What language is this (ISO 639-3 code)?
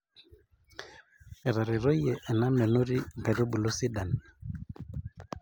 mas